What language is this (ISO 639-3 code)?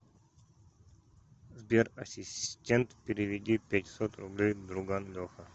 rus